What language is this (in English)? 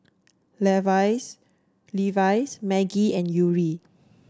English